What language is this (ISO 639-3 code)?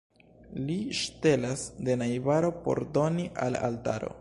epo